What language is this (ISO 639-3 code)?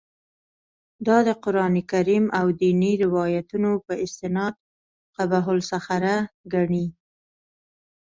pus